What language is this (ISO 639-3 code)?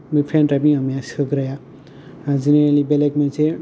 brx